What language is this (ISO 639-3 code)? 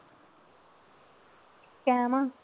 pan